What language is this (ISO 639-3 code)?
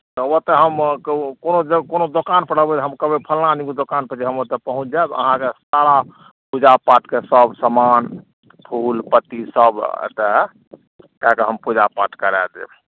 mai